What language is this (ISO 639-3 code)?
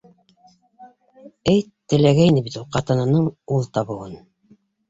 bak